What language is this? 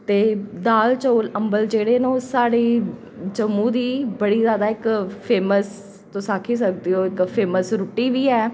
Dogri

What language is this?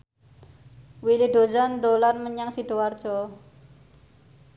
Javanese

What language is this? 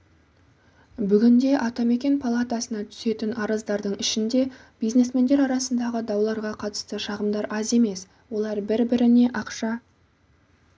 Kazakh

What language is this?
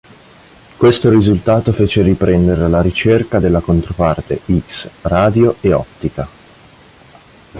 Italian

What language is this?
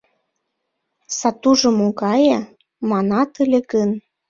Mari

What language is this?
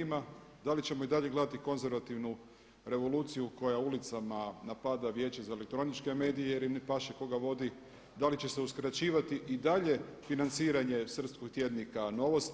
Croatian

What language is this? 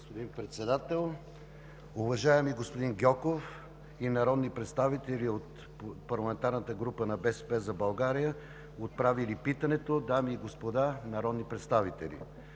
Bulgarian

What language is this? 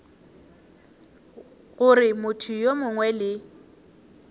Northern Sotho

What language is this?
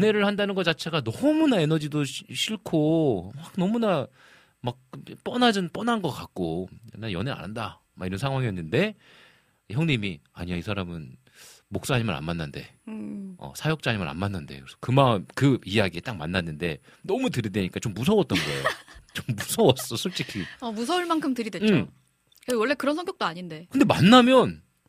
Korean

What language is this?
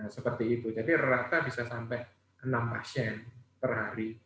Indonesian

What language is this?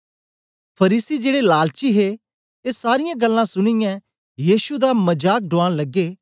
Dogri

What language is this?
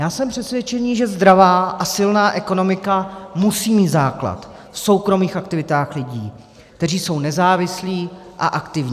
Czech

